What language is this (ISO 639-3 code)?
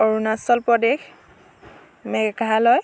asm